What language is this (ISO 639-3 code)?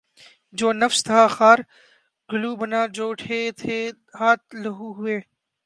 urd